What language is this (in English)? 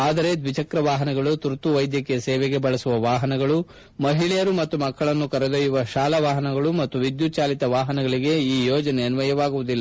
Kannada